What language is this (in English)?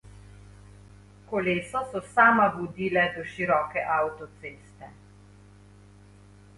Slovenian